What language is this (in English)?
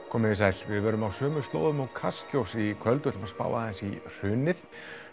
Icelandic